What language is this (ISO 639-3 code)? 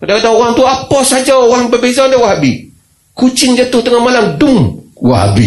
msa